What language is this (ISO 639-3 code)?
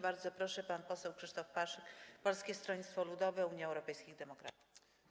pol